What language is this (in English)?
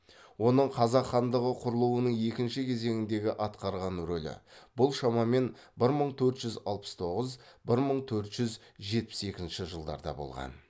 Kazakh